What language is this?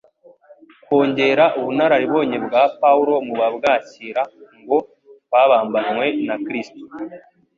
Kinyarwanda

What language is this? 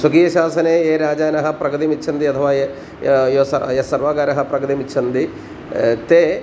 Sanskrit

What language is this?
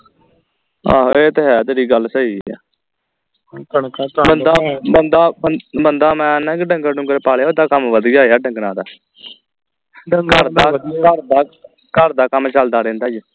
Punjabi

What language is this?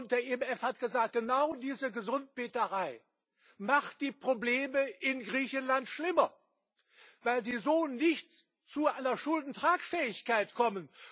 German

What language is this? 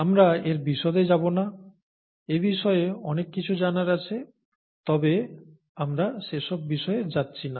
Bangla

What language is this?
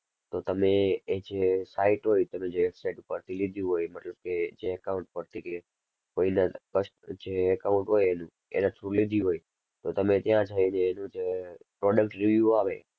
Gujarati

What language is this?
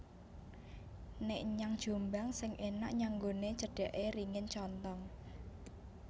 Javanese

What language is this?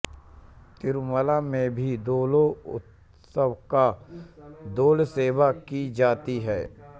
Hindi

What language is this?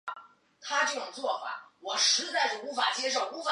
Chinese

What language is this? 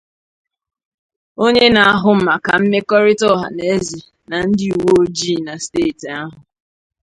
Igbo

